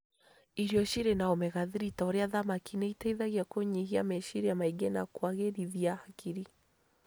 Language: Kikuyu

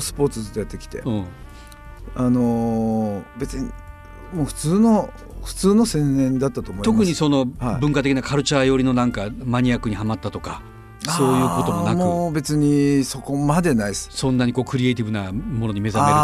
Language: Japanese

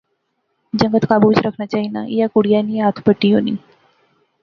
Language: Pahari-Potwari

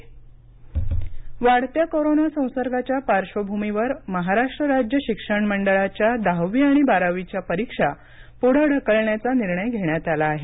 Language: Marathi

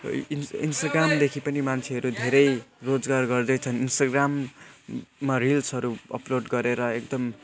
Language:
Nepali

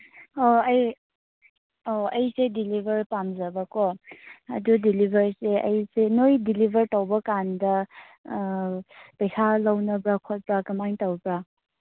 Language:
Manipuri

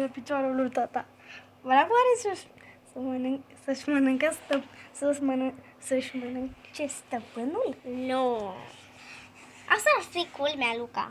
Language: Romanian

